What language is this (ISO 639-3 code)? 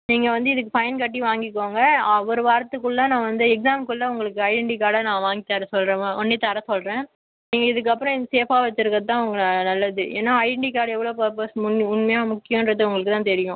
tam